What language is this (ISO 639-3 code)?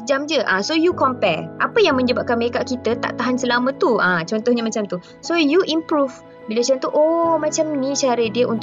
msa